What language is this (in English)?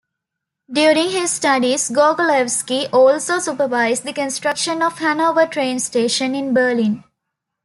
English